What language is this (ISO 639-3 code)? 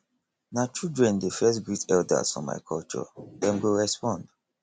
pcm